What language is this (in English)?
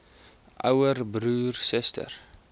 Afrikaans